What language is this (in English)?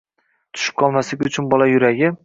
Uzbek